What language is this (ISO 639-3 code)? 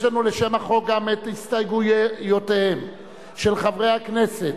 heb